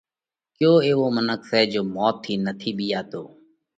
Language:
Parkari Koli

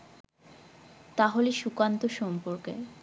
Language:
Bangla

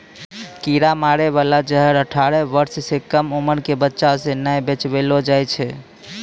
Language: Maithili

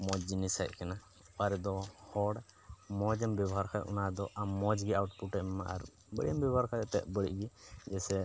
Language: Santali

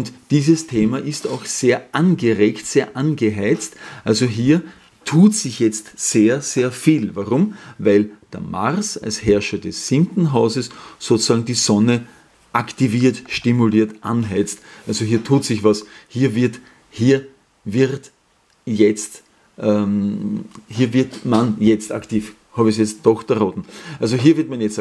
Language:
German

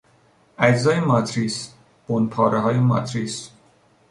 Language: Persian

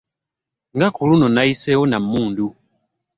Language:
Ganda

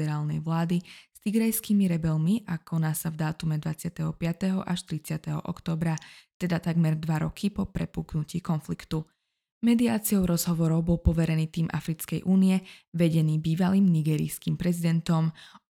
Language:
Czech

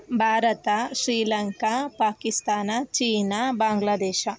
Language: Kannada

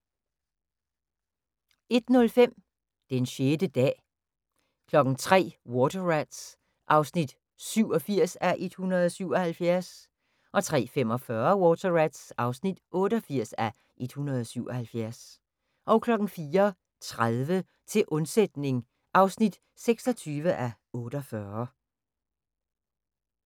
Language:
Danish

